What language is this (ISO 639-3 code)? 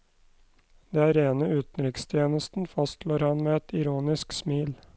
nor